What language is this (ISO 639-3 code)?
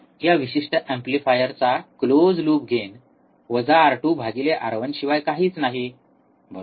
mar